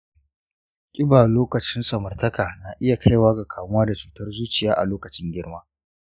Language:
Hausa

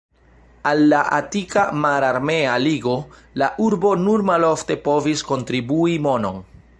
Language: Esperanto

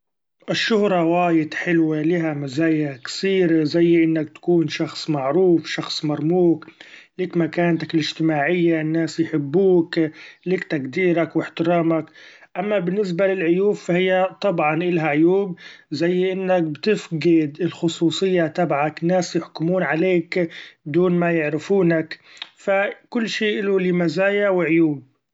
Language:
Gulf Arabic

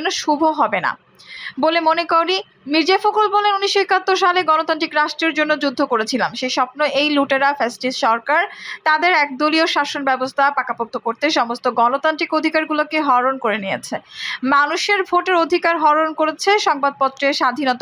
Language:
Romanian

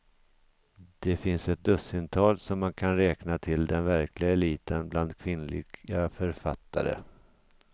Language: Swedish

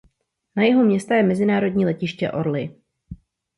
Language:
Czech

